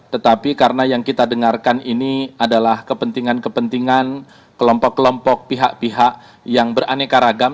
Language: Indonesian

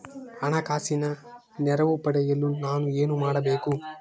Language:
Kannada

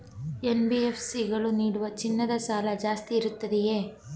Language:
Kannada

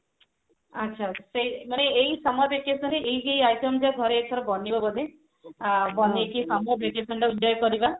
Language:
Odia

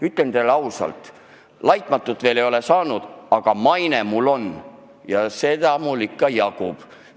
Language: Estonian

